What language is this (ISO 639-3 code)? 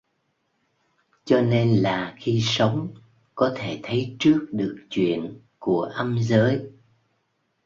vie